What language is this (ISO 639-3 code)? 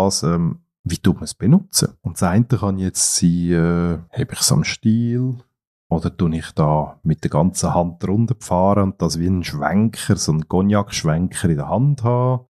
deu